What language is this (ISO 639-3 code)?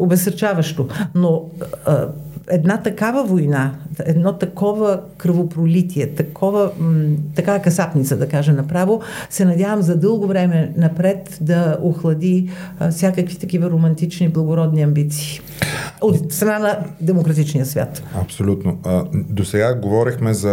bul